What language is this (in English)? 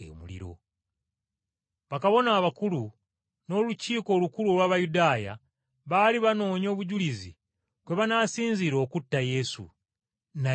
Ganda